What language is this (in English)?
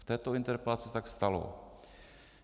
Czech